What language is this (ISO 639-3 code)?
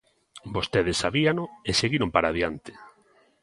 glg